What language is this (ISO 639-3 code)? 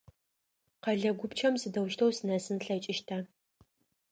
ady